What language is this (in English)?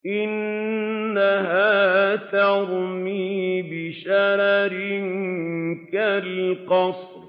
Arabic